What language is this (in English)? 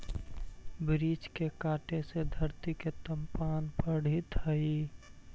Magahi